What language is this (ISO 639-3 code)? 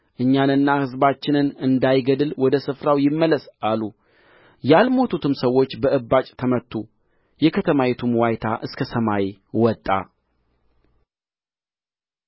amh